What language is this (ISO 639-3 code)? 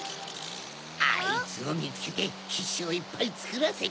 jpn